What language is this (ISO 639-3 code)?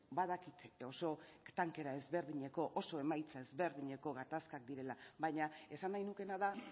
eus